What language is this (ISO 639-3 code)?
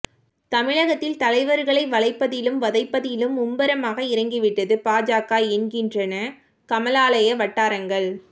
tam